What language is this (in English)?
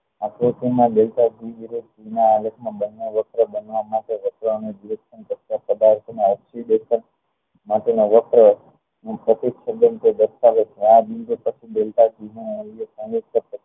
Gujarati